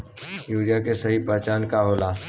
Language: Bhojpuri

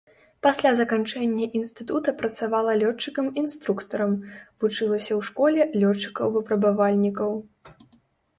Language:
Belarusian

